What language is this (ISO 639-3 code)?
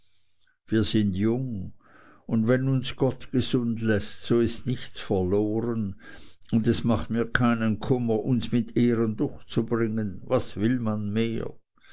deu